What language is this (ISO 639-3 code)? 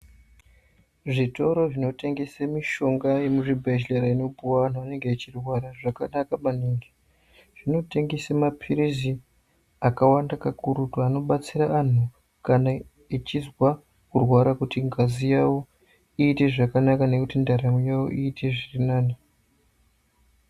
ndc